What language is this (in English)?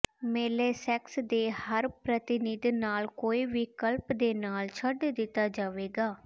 Punjabi